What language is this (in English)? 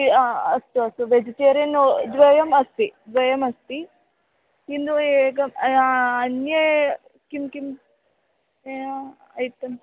Sanskrit